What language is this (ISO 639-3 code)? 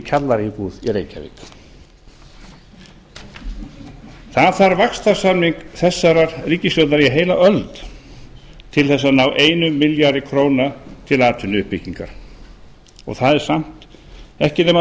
isl